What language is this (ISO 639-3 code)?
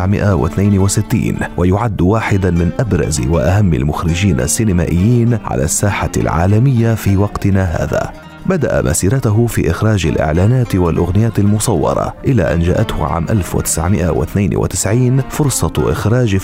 ara